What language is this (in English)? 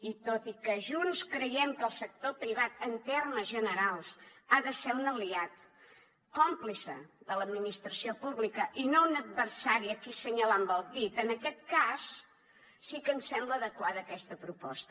Catalan